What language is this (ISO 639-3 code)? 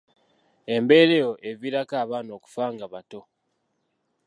lug